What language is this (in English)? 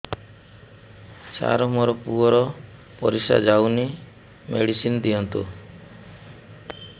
Odia